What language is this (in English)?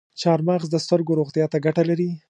Pashto